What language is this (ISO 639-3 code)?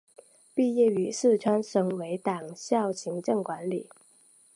zho